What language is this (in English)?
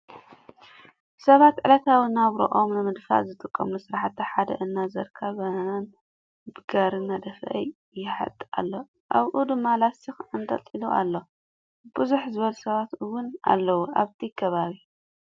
Tigrinya